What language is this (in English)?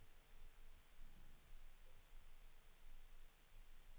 Swedish